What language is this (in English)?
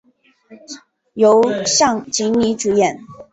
Chinese